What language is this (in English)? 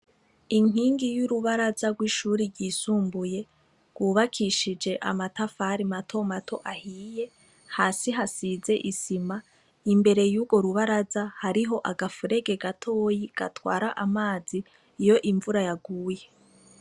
Rundi